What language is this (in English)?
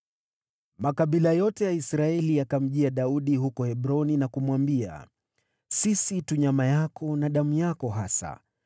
Swahili